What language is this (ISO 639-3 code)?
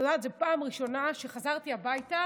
heb